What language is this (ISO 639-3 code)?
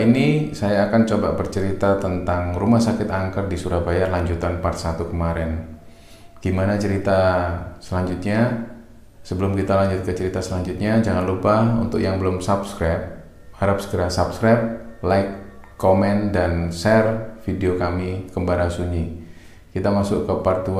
ind